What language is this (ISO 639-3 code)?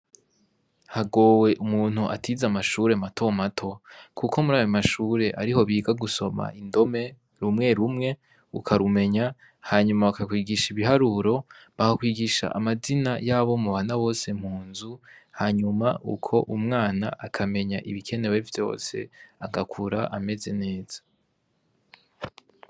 run